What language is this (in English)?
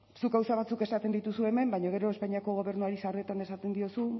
Basque